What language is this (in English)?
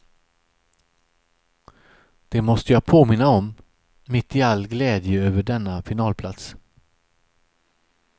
Swedish